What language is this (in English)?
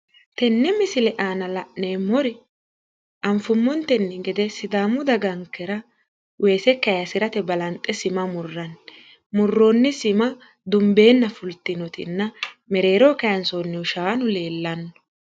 Sidamo